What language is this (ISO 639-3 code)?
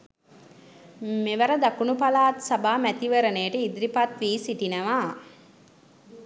sin